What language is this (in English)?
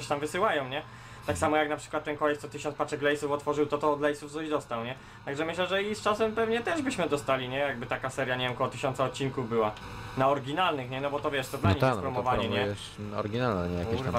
Polish